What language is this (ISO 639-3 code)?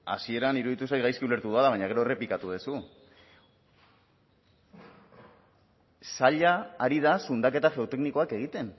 eus